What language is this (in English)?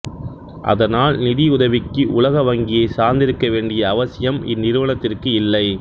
Tamil